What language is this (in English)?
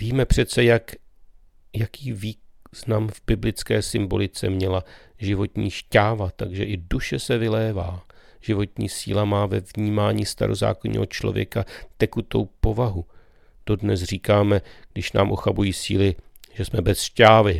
Czech